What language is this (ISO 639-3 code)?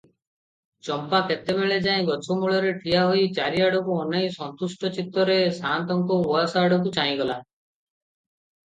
ori